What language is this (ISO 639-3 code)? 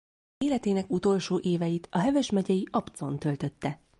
hun